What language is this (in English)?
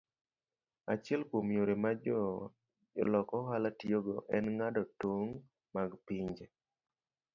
Luo (Kenya and Tanzania)